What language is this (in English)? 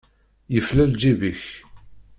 Kabyle